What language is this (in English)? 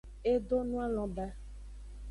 Aja (Benin)